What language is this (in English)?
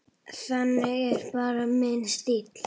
Icelandic